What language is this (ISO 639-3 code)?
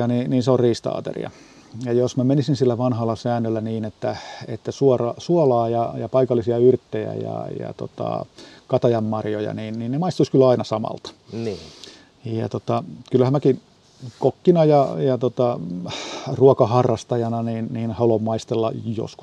fin